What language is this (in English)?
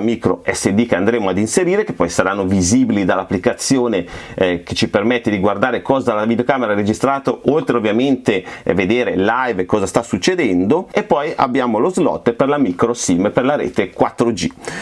Italian